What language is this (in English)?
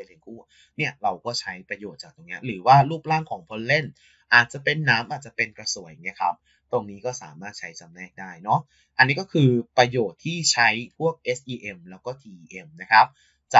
Thai